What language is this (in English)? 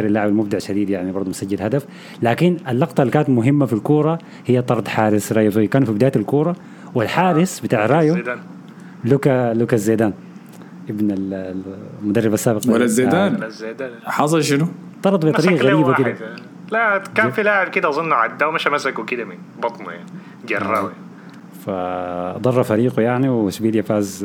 Arabic